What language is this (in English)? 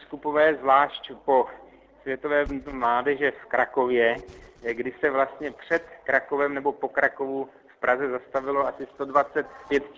Czech